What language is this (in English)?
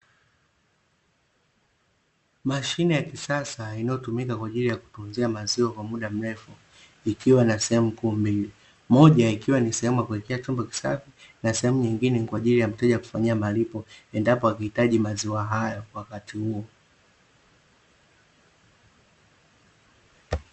Swahili